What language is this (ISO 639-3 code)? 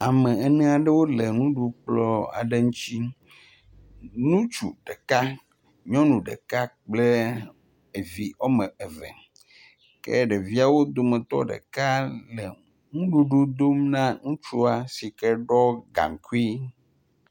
ewe